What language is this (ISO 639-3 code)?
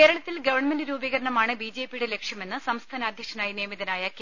mal